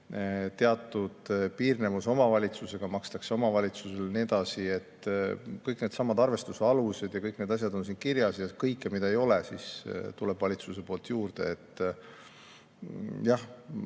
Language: Estonian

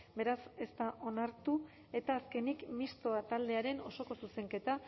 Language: Basque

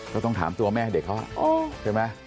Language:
Thai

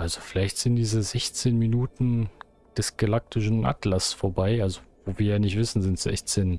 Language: German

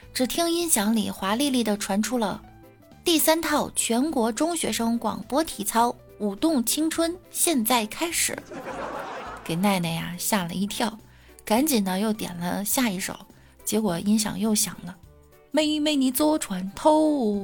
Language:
Chinese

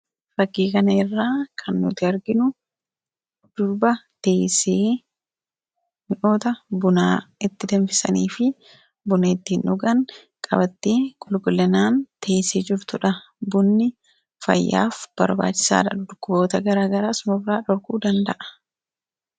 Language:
Oromo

